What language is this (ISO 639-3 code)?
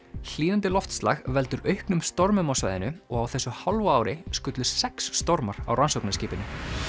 isl